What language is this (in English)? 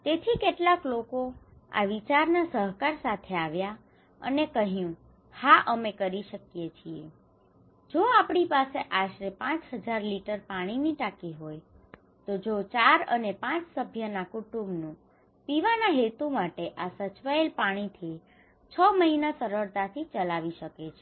Gujarati